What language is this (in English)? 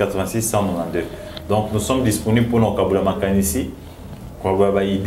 French